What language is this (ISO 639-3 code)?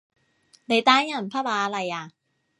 yue